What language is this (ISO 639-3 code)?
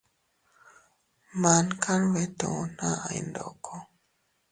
cut